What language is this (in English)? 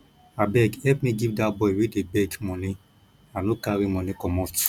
Nigerian Pidgin